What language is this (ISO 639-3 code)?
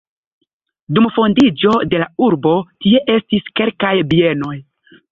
epo